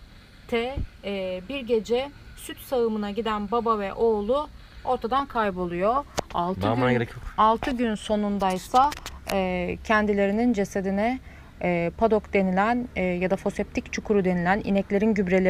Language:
Turkish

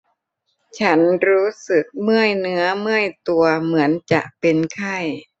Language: Thai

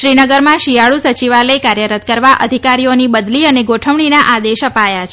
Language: Gujarati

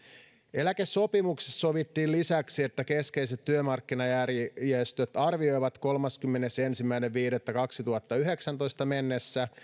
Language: Finnish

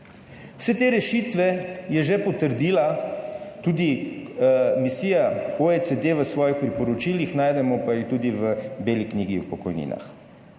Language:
Slovenian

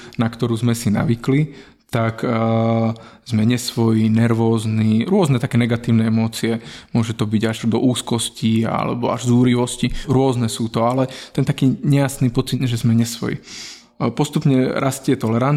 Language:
Slovak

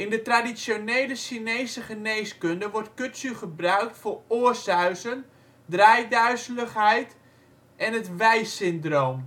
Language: Dutch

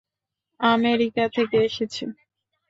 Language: Bangla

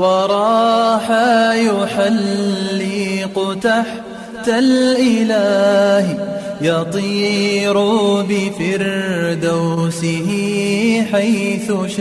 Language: Indonesian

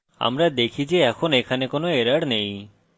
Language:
Bangla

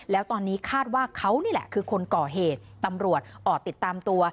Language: Thai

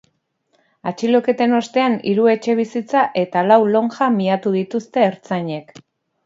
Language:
Basque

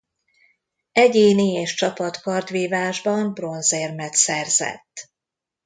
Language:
Hungarian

